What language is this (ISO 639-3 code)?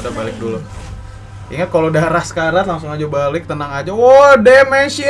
ind